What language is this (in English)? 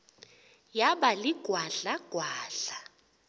Xhosa